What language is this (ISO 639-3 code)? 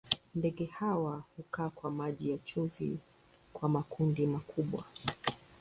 swa